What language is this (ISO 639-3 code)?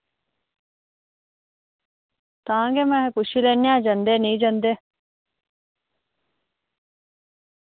doi